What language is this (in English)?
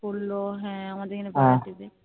Bangla